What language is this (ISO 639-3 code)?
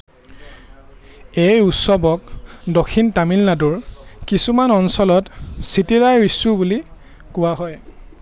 asm